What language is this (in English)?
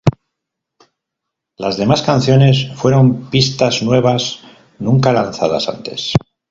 Spanish